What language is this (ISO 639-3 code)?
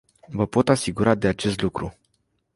ron